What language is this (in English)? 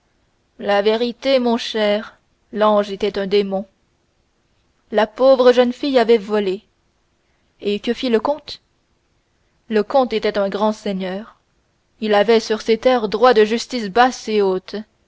French